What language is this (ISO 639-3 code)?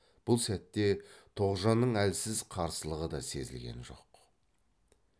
kaz